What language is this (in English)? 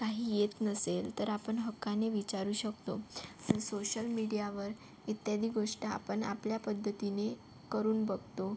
Marathi